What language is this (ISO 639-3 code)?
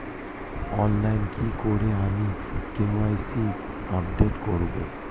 ben